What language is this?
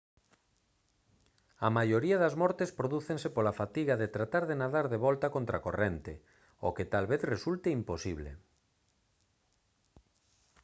Galician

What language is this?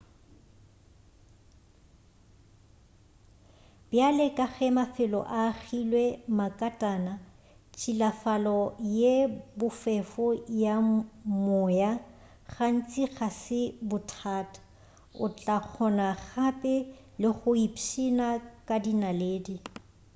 Northern Sotho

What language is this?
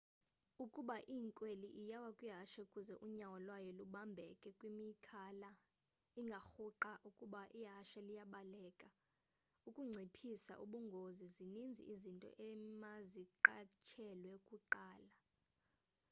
Xhosa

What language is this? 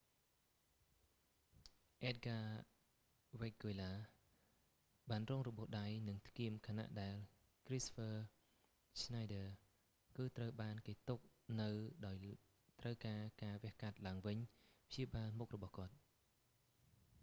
Khmer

